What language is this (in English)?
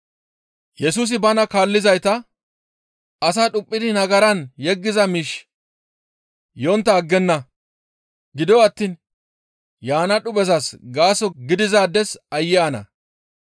Gamo